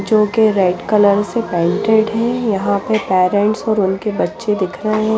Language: Hindi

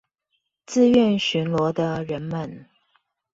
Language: Chinese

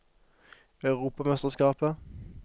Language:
Norwegian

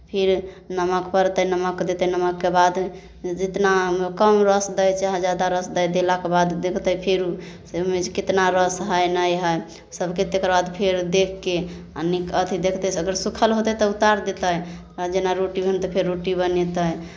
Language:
Maithili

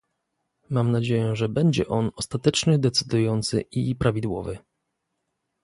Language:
Polish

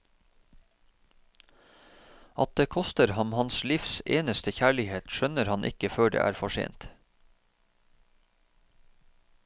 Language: Norwegian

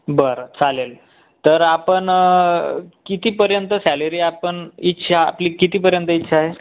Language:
Marathi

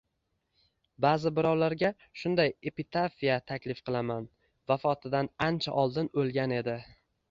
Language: Uzbek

